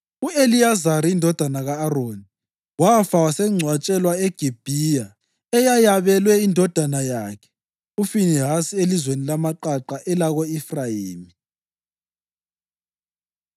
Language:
North Ndebele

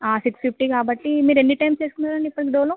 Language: Telugu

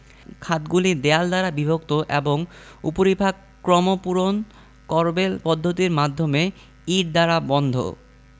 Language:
Bangla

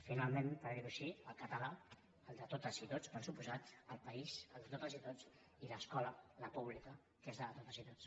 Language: Catalan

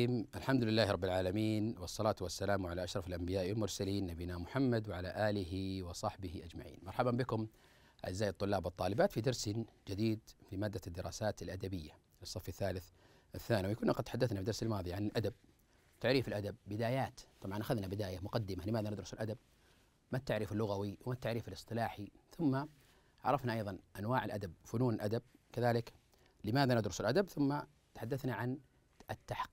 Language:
Arabic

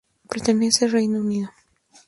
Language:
Spanish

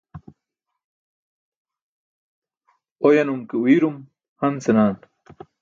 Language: Burushaski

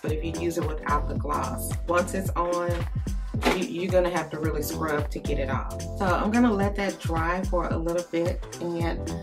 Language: English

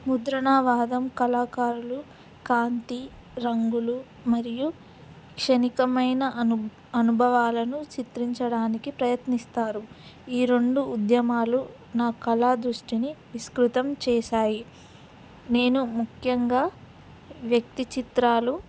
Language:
Telugu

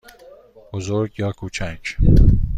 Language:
Persian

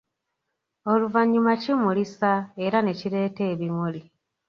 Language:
Ganda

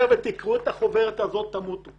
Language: Hebrew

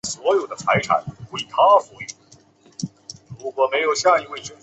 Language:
Chinese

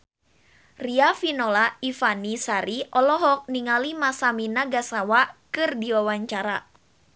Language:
Sundanese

